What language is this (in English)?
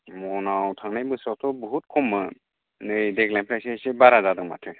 Bodo